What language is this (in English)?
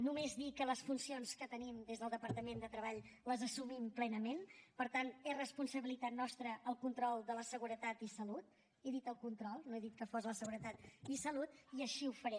Catalan